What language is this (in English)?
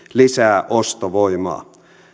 Finnish